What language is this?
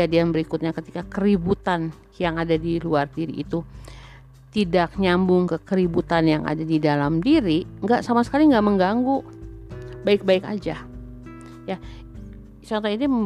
Indonesian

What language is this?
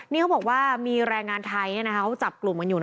Thai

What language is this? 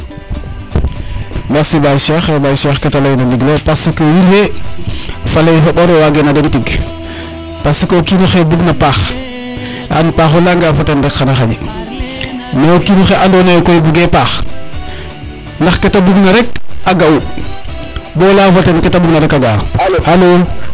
Serer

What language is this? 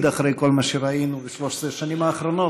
Hebrew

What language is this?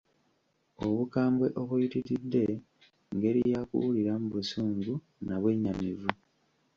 Ganda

